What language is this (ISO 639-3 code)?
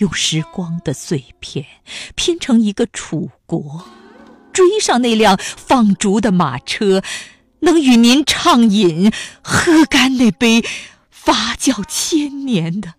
zho